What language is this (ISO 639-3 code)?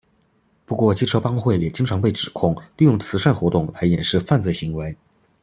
zho